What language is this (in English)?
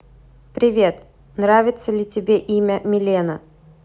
Russian